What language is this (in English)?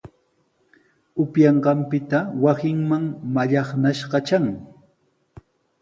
Sihuas Ancash Quechua